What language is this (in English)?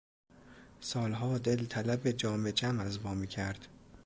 Persian